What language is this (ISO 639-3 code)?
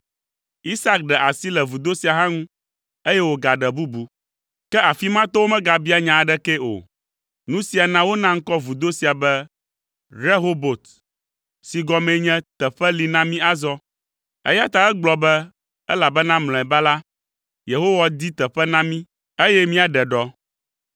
ewe